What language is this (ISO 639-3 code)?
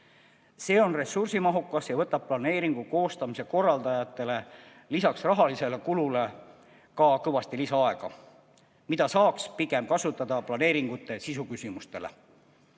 est